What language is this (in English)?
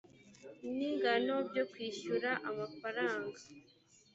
Kinyarwanda